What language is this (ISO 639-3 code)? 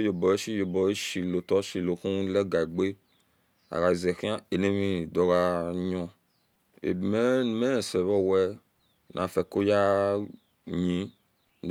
ish